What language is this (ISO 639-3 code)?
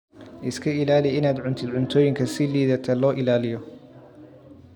som